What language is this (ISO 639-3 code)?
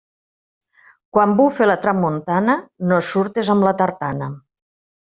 cat